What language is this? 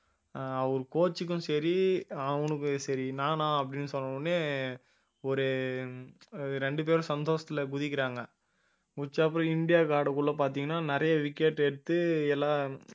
Tamil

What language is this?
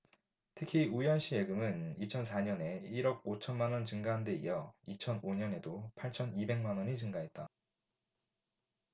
Korean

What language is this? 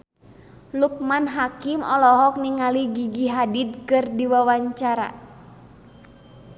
Sundanese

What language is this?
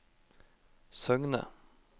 Norwegian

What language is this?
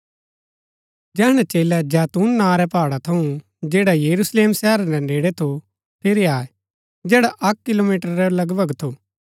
Gaddi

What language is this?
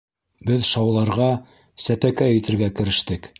Bashkir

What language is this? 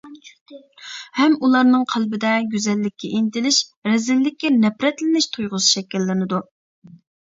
Uyghur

